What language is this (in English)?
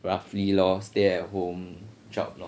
English